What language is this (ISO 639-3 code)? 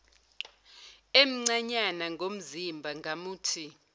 zul